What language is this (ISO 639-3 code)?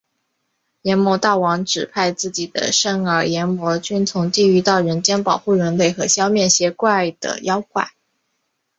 zho